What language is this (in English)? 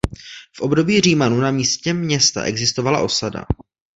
Czech